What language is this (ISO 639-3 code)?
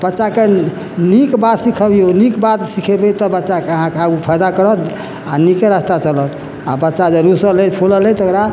mai